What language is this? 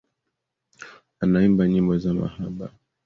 Swahili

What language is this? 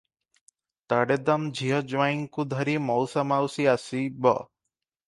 Odia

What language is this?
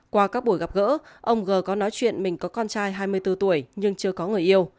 Vietnamese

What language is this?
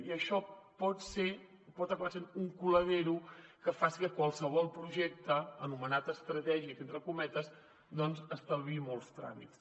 Catalan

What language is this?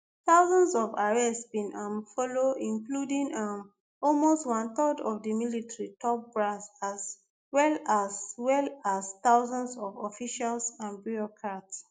Nigerian Pidgin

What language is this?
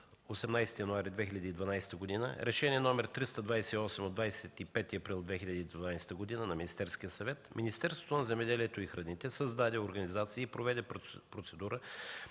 Bulgarian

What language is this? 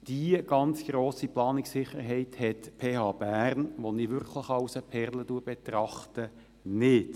Swiss German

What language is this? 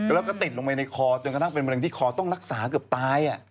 Thai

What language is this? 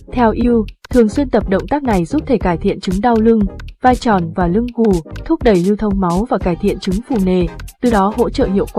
Vietnamese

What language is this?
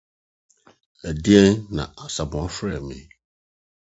Akan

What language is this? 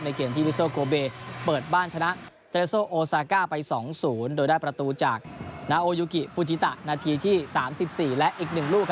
Thai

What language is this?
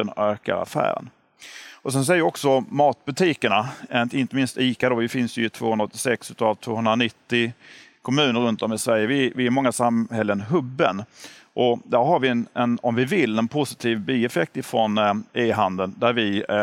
Swedish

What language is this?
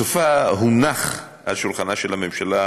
Hebrew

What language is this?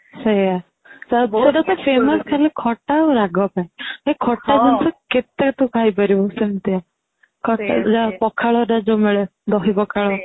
Odia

